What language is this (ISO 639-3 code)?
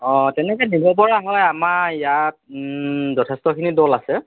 asm